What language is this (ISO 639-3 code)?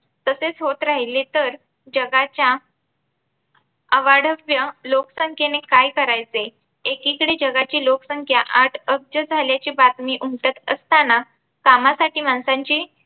mar